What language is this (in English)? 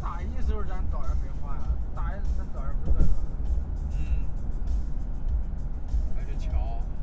Chinese